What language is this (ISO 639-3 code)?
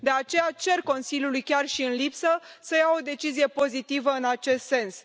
ron